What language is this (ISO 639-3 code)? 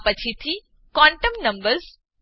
guj